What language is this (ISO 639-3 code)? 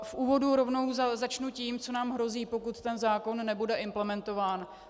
ces